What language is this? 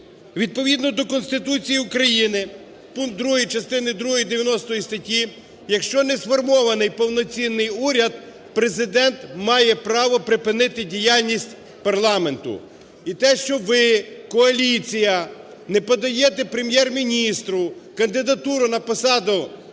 Ukrainian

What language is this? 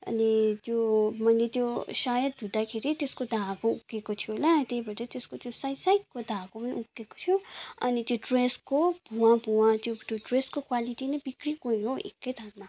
Nepali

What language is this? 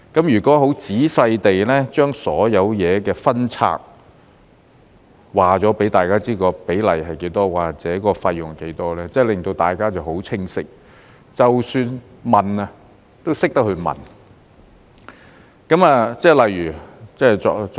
Cantonese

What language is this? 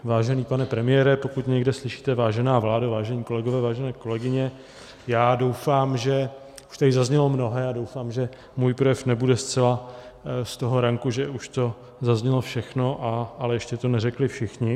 Czech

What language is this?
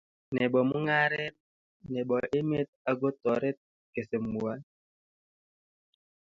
Kalenjin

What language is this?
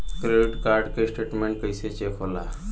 Bhojpuri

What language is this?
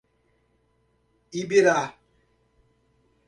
Portuguese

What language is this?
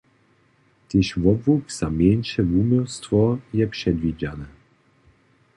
Upper Sorbian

